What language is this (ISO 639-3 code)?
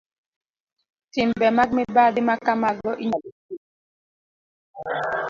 luo